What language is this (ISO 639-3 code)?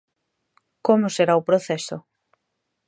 glg